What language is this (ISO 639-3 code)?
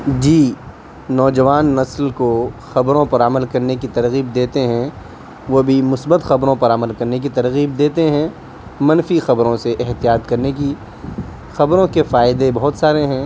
urd